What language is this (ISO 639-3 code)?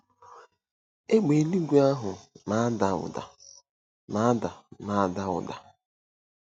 ibo